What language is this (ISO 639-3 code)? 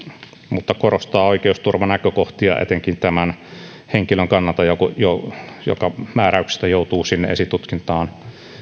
fin